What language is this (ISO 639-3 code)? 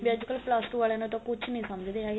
pan